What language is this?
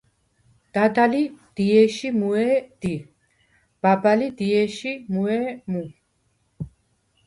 Svan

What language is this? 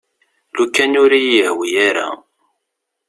Kabyle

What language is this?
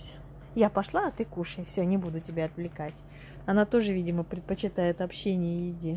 Russian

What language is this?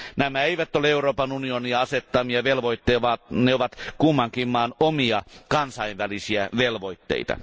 Finnish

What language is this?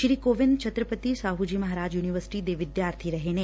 Punjabi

